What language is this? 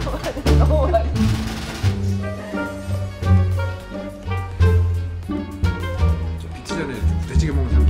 Korean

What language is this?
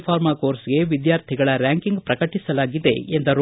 Kannada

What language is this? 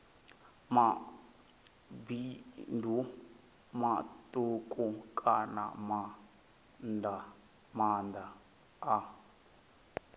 Venda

